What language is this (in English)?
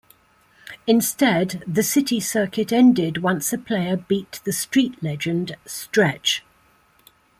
English